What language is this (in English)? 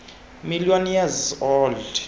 Xhosa